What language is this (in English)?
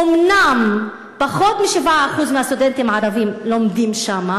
Hebrew